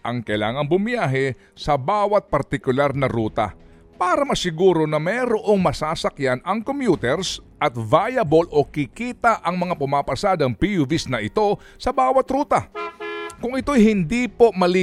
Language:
Filipino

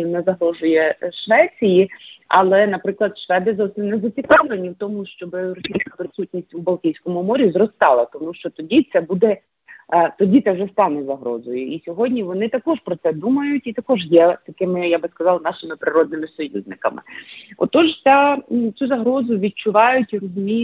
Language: Ukrainian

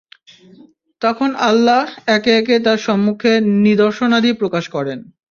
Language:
Bangla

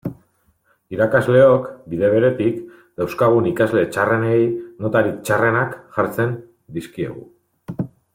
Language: Basque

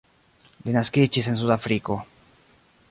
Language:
Esperanto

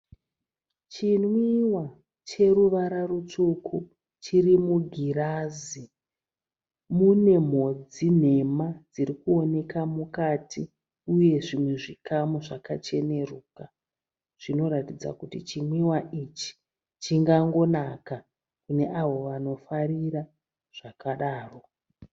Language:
Shona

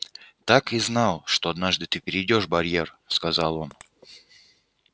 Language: Russian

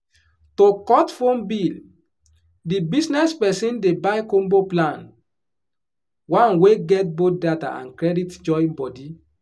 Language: Nigerian Pidgin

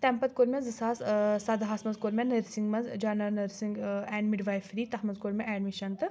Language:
Kashmiri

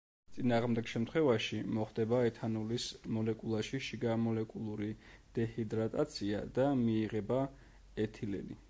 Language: Georgian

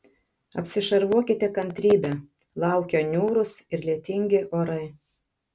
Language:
Lithuanian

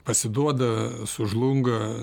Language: Lithuanian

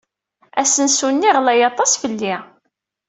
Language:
Kabyle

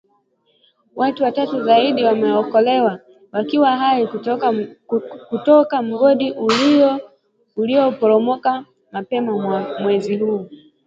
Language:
Swahili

